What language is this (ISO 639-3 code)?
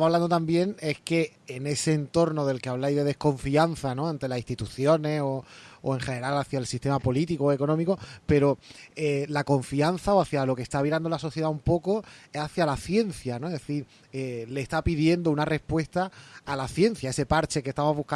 spa